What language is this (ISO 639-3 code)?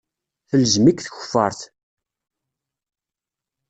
kab